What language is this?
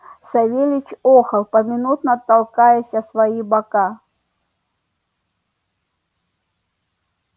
Russian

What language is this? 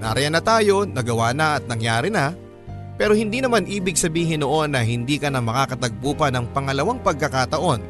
Filipino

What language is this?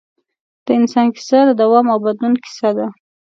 Pashto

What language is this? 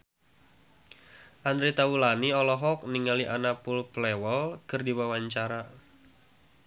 Sundanese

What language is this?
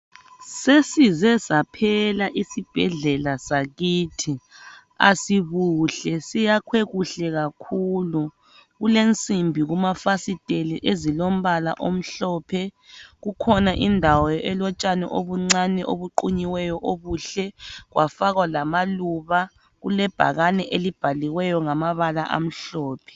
North Ndebele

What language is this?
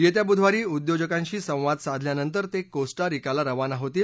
Marathi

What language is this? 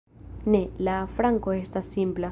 Esperanto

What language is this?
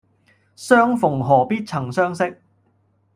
Cantonese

